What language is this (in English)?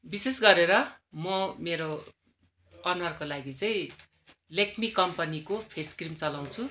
Nepali